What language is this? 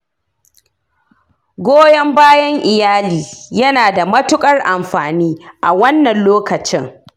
Hausa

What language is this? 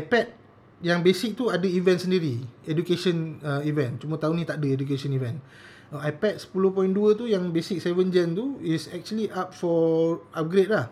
Malay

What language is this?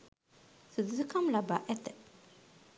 Sinhala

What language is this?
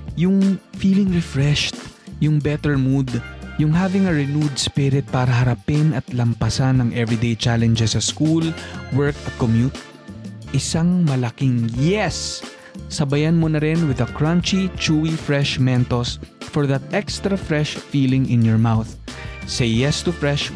Filipino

